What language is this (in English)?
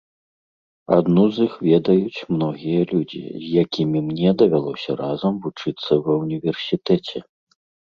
Belarusian